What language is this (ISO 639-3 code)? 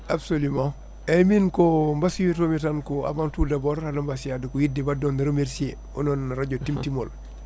ful